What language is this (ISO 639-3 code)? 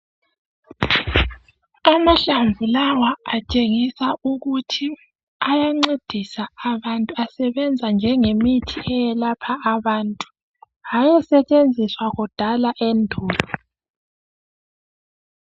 nde